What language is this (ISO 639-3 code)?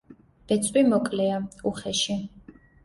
kat